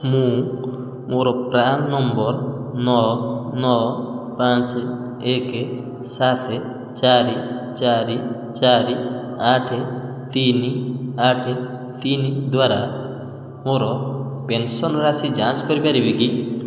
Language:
Odia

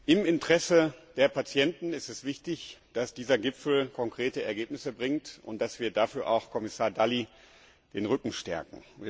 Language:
German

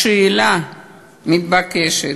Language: Hebrew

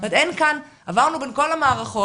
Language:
Hebrew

